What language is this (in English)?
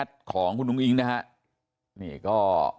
Thai